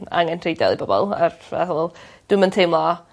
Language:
Welsh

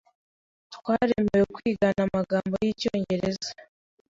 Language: Kinyarwanda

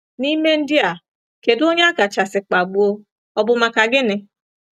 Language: Igbo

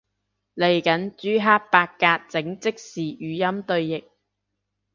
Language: Cantonese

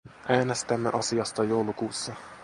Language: Finnish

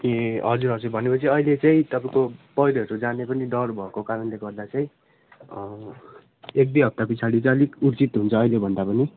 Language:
Nepali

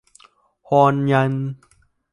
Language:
Vietnamese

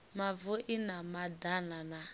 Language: Venda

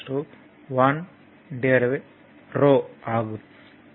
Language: Tamil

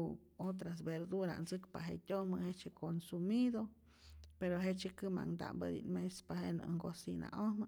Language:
Rayón Zoque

